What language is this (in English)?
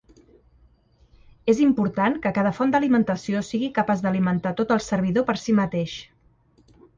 Catalan